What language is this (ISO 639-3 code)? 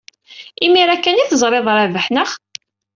kab